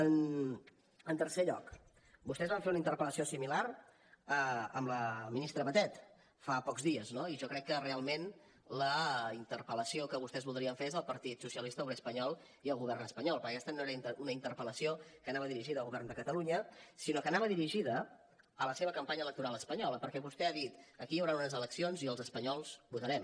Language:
Catalan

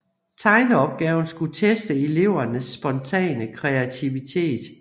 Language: Danish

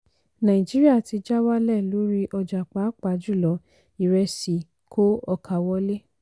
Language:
Yoruba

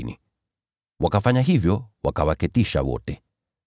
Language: Swahili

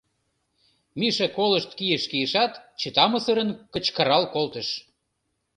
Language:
Mari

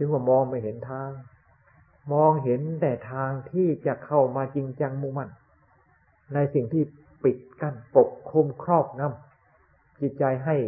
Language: Thai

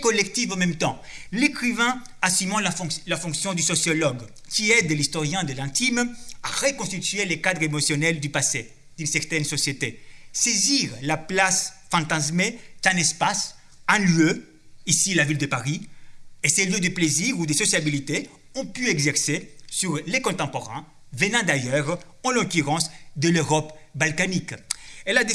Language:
French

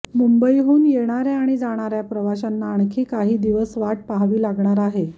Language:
Marathi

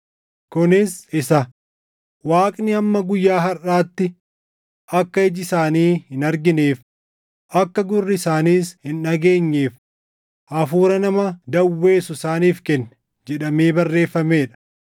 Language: Oromo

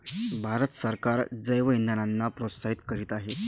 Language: Marathi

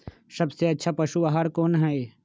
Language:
Magahi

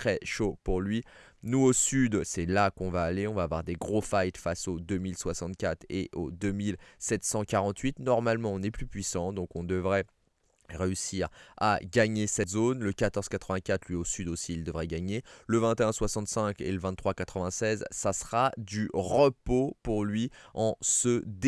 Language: French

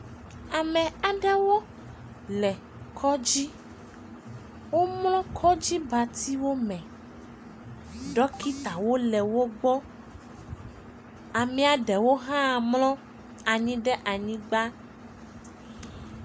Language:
Ewe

